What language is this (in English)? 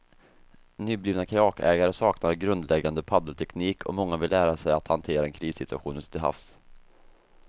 Swedish